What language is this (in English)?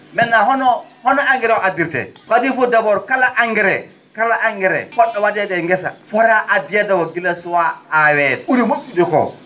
Fula